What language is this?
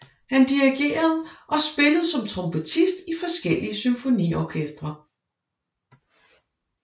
Danish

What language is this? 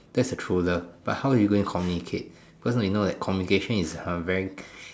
English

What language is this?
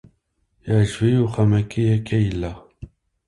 Kabyle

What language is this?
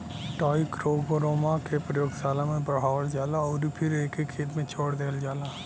Bhojpuri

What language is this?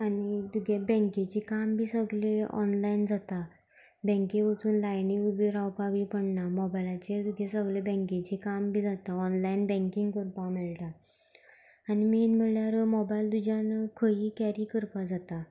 Konkani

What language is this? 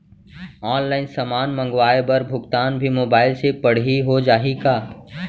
Chhattisgarhi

